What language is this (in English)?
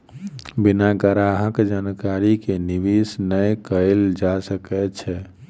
Maithili